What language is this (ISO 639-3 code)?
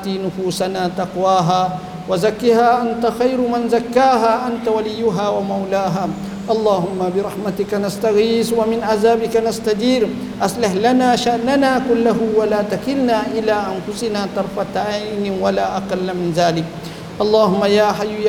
msa